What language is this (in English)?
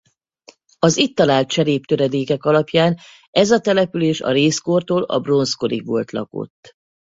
Hungarian